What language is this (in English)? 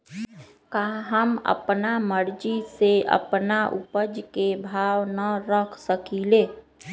Magahi